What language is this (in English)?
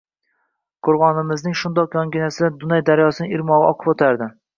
Uzbek